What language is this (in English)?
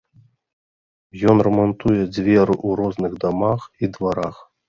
Belarusian